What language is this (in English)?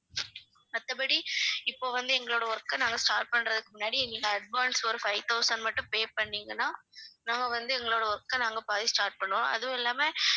Tamil